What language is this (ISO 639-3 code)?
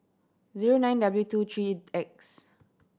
eng